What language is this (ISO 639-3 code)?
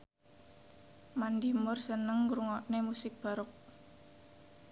jav